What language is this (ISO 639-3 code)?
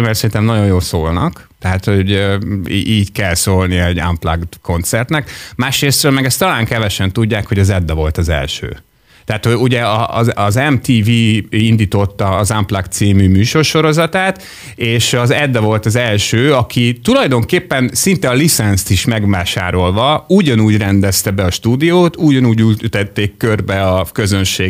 hun